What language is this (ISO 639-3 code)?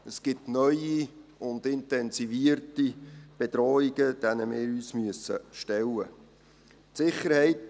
gsw